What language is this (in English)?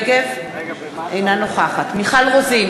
Hebrew